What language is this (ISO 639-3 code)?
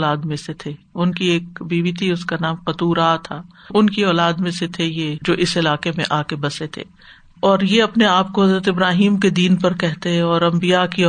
urd